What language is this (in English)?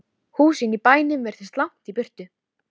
Icelandic